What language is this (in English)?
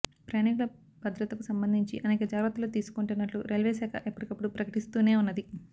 Telugu